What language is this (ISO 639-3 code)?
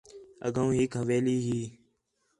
xhe